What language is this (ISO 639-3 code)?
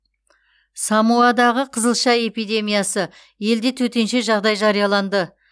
kaz